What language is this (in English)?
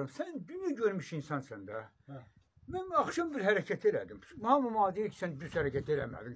Turkish